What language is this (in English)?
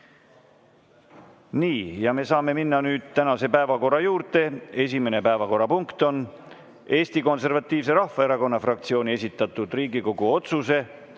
Estonian